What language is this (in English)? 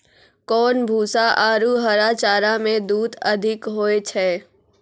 Maithili